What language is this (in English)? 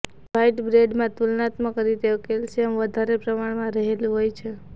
Gujarati